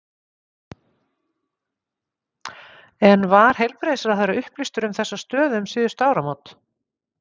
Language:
Icelandic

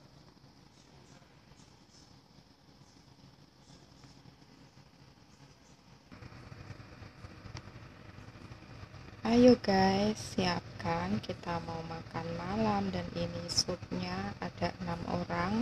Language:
Indonesian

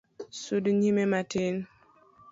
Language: Luo (Kenya and Tanzania)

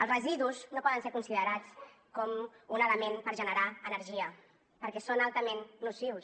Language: Catalan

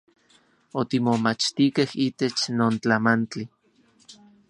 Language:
Central Puebla Nahuatl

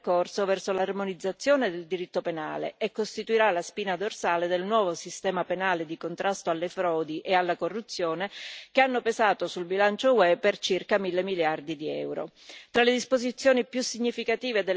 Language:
Italian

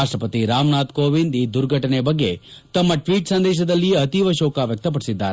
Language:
Kannada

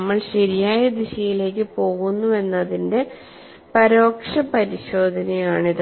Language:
Malayalam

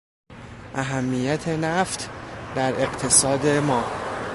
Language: Persian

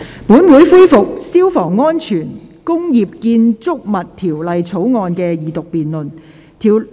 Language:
Cantonese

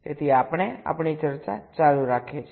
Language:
Gujarati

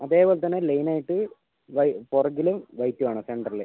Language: Malayalam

